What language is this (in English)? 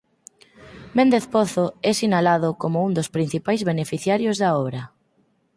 Galician